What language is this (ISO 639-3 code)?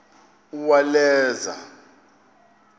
xho